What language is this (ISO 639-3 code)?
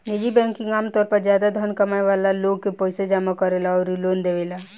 bho